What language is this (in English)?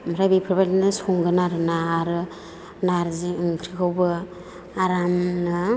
Bodo